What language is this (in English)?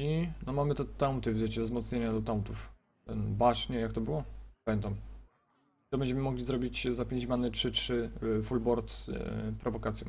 Polish